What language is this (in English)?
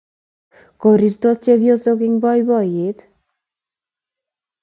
Kalenjin